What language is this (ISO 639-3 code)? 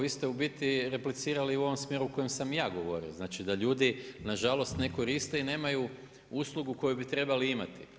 hrv